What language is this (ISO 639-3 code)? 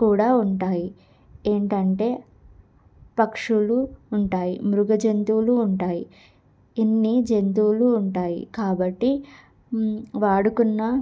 tel